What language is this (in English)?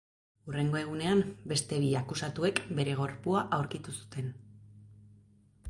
Basque